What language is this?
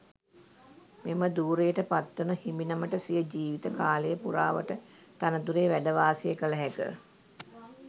Sinhala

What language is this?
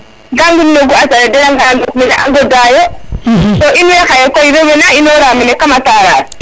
Serer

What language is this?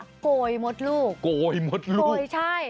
Thai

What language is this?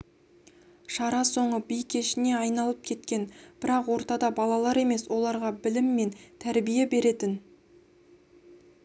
Kazakh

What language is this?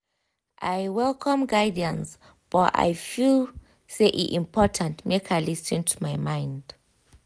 Nigerian Pidgin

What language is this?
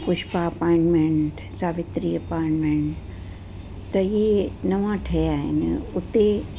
Sindhi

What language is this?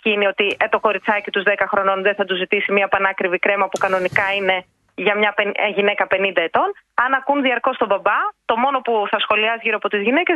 Greek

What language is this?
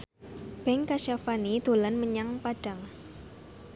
Javanese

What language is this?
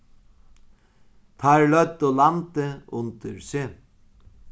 Faroese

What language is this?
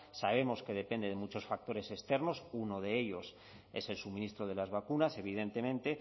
Spanish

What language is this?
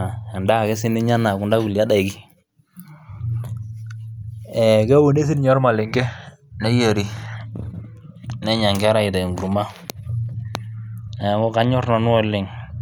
Masai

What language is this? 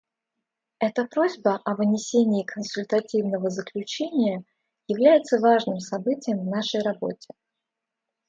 Russian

